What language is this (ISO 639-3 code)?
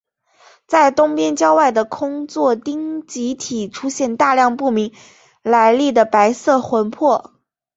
zho